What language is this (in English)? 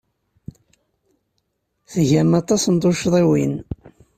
Kabyle